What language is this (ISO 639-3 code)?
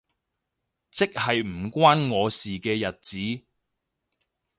yue